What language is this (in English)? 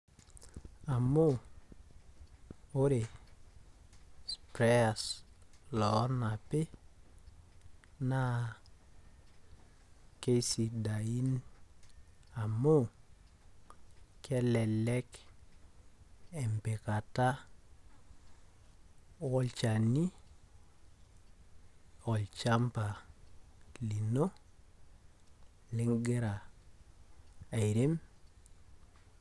Masai